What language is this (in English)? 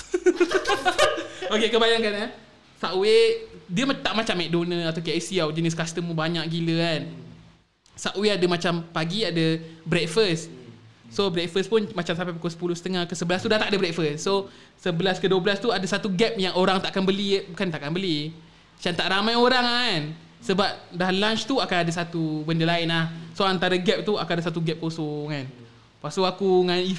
Malay